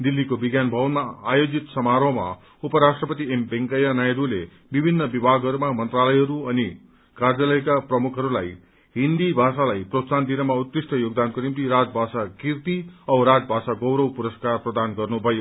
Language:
Nepali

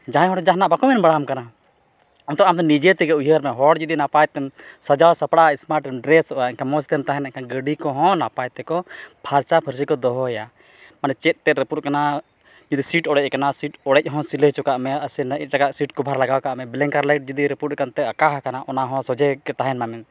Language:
Santali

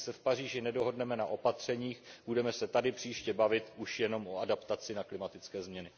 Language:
Czech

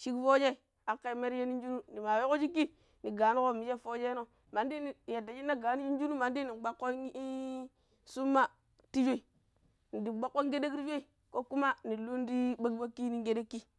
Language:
Pero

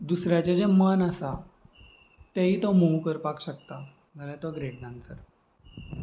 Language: Konkani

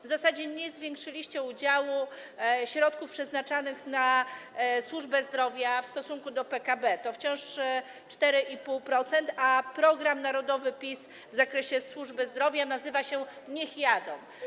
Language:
Polish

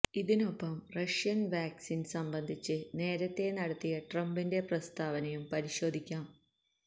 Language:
Malayalam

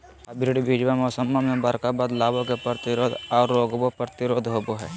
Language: Magahi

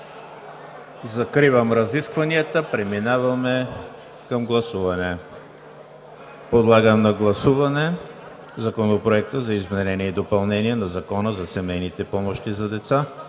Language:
Bulgarian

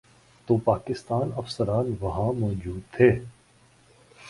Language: Urdu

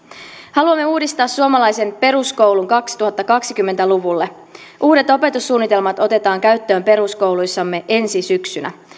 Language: Finnish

